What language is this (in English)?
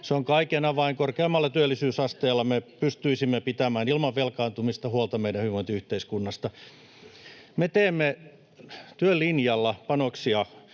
Finnish